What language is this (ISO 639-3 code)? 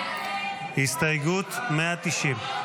heb